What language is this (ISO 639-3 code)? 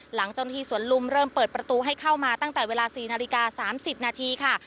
tha